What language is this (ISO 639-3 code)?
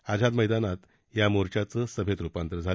mar